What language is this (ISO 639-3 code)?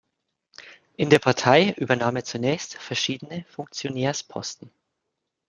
deu